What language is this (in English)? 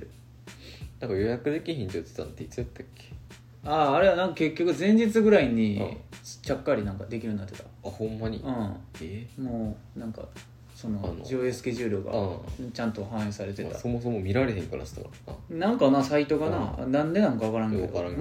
Japanese